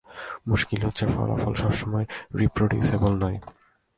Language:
Bangla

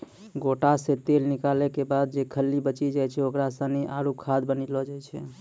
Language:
Maithili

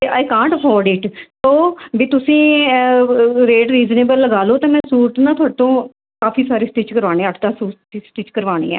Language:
Punjabi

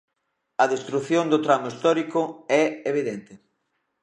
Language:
Galician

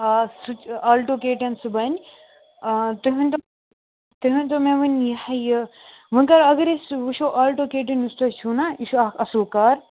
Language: Kashmiri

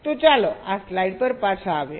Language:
Gujarati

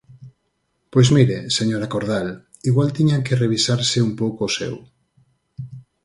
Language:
Galician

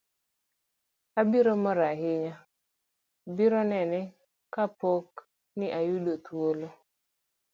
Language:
Luo (Kenya and Tanzania)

